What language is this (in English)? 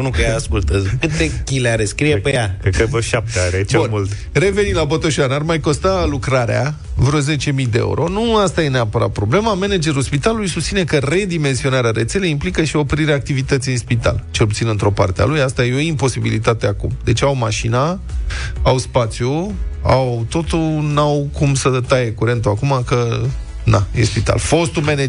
Romanian